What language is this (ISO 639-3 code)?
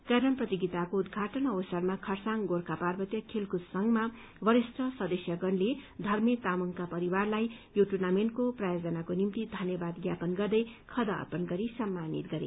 nep